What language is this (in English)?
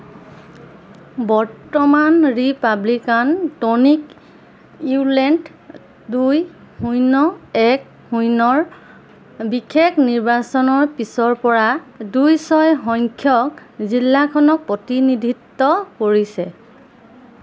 Assamese